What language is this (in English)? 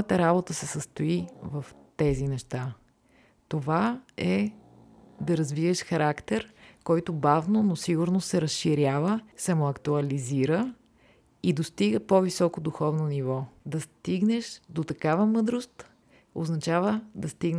Bulgarian